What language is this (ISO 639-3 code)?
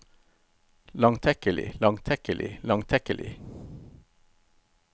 nor